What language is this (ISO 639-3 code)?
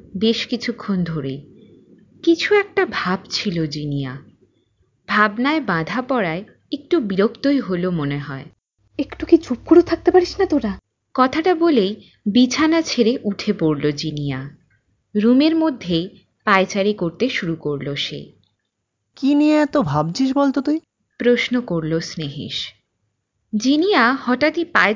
ben